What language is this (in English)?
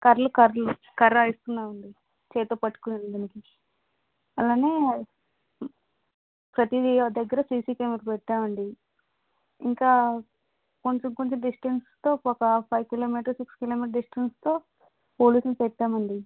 Telugu